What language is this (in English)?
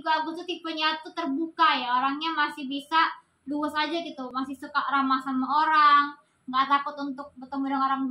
Indonesian